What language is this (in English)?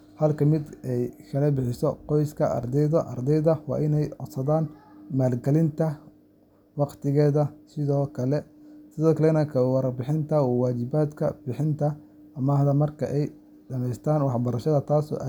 Somali